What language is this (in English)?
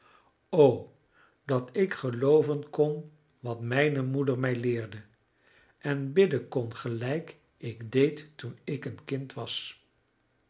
Dutch